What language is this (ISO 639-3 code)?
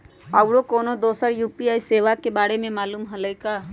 mag